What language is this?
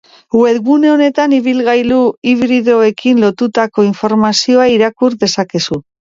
Basque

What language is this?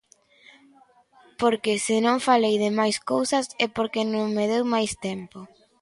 Galician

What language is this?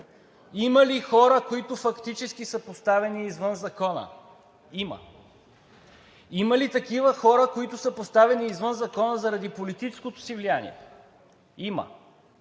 Bulgarian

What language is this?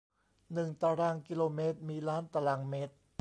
Thai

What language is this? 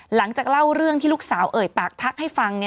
Thai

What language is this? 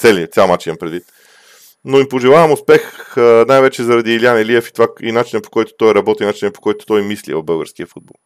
Bulgarian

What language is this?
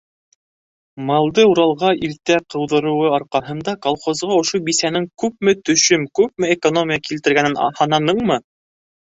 Bashkir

